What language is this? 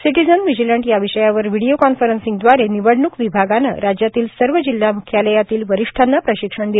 Marathi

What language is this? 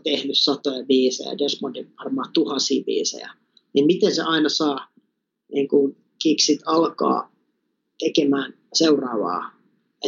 Finnish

